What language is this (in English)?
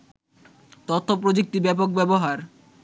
Bangla